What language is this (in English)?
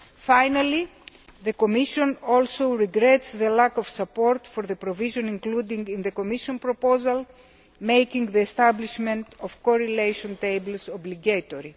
English